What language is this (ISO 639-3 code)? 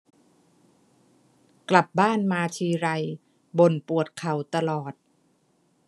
tha